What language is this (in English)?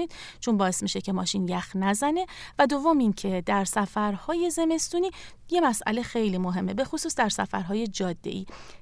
Persian